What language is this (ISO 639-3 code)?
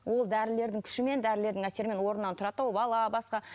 kaz